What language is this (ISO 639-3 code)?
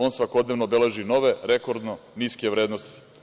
srp